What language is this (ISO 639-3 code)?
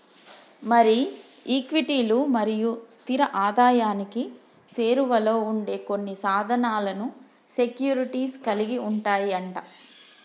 tel